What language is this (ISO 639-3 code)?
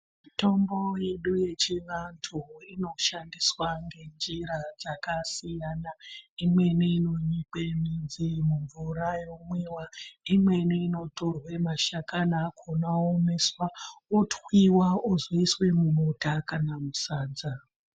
ndc